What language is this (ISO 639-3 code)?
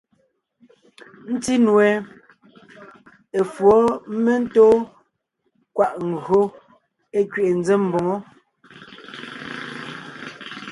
nnh